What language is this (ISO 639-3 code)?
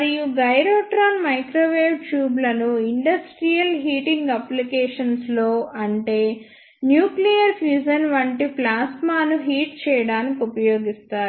tel